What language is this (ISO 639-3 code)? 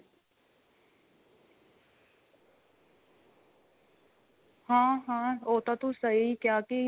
pan